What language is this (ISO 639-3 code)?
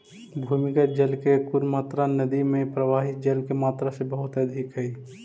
mag